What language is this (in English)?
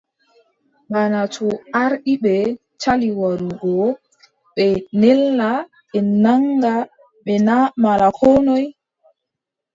Adamawa Fulfulde